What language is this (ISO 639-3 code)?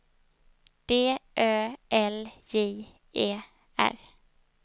swe